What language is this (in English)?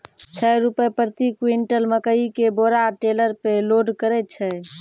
Maithili